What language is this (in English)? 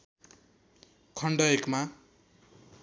Nepali